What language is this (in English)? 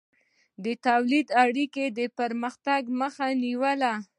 Pashto